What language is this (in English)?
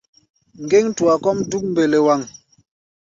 Gbaya